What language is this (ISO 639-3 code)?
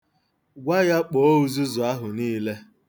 ibo